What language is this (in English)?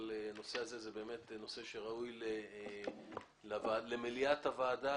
Hebrew